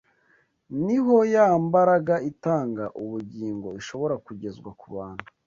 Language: Kinyarwanda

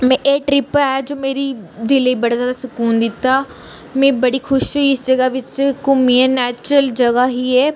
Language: Dogri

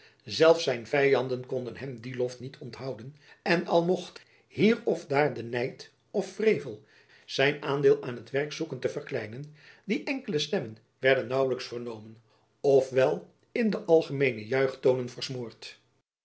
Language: Dutch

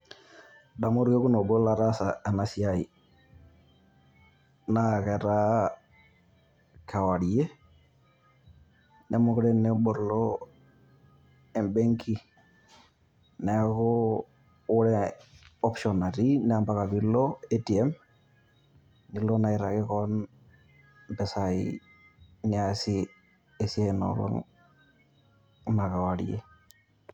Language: Masai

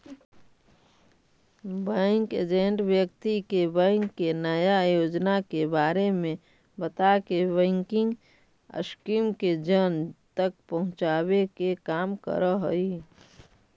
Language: Magahi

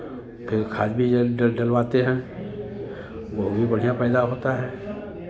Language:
Hindi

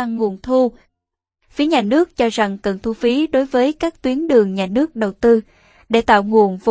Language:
Vietnamese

